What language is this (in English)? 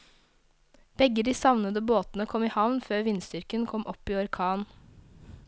Norwegian